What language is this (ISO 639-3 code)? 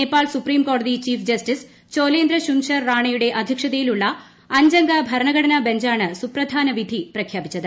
mal